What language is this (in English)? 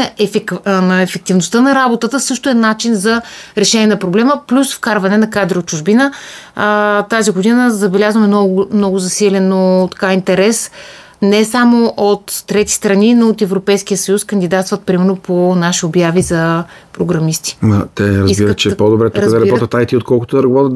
Bulgarian